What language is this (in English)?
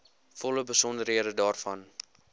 Afrikaans